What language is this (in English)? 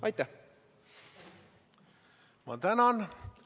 Estonian